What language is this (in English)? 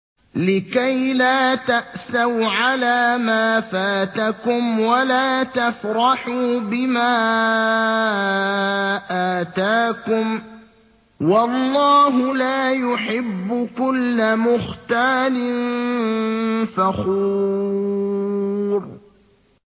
Arabic